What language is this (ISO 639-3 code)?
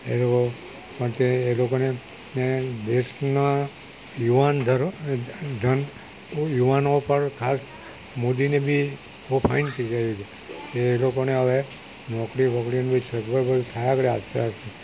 guj